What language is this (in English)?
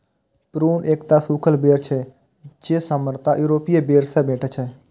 Maithili